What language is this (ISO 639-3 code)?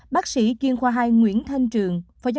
vie